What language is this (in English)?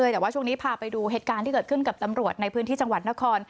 Thai